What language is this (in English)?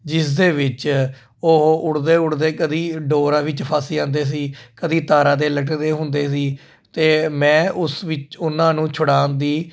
Punjabi